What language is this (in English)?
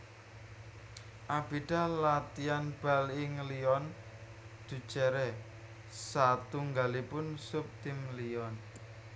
Javanese